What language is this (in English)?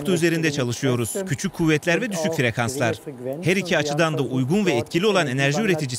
Turkish